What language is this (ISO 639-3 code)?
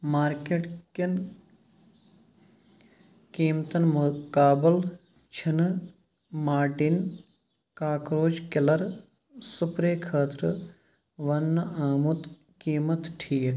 kas